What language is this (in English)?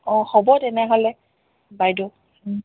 Assamese